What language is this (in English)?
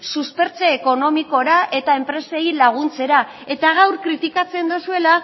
Basque